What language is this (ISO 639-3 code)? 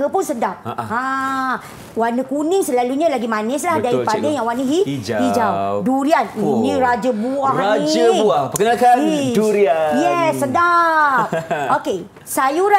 msa